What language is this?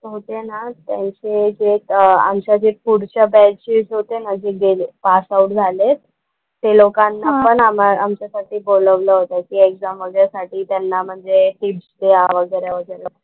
Marathi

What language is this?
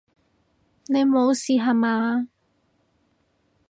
Cantonese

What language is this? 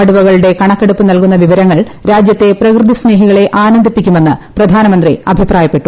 Malayalam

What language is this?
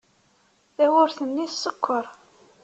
Kabyle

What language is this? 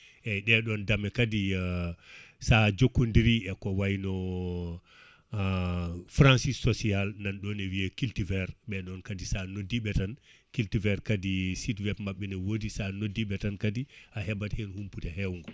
Fula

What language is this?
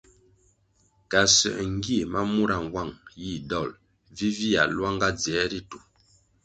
Kwasio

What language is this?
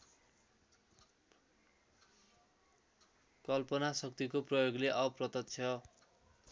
Nepali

